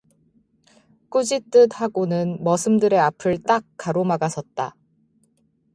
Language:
Korean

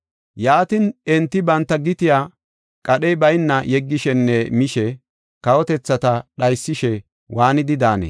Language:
Gofa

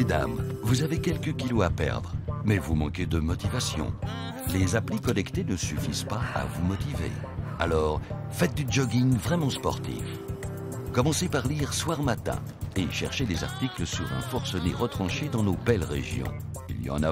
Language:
French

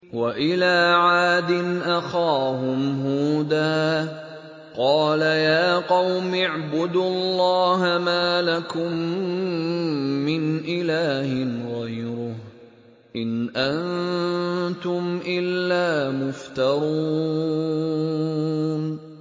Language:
Arabic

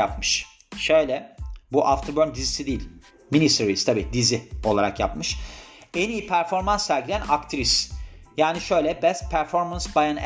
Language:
Turkish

